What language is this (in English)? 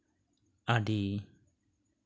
Santali